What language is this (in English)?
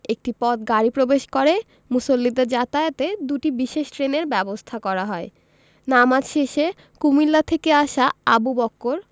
Bangla